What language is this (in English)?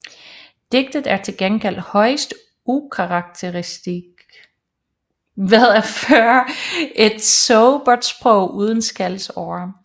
Danish